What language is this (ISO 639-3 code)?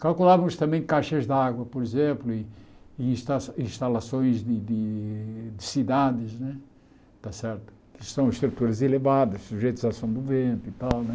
por